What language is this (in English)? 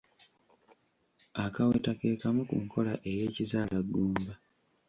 Ganda